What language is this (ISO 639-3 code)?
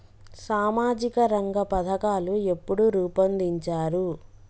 tel